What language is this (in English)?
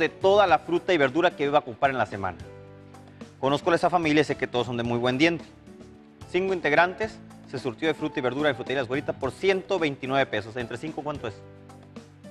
Spanish